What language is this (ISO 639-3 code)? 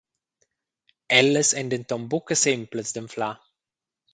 roh